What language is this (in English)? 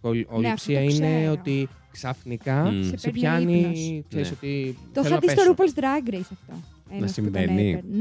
Greek